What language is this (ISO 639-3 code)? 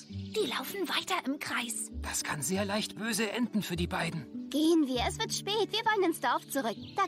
deu